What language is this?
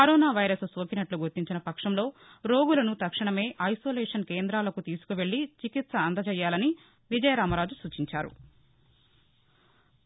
Telugu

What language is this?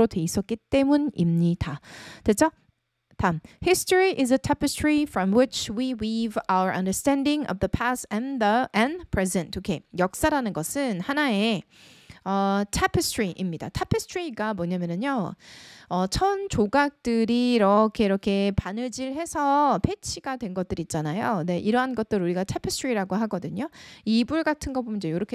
Korean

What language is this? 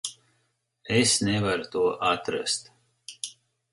Latvian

